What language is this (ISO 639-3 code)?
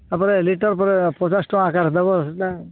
ori